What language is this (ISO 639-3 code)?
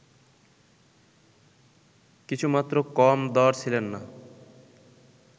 ben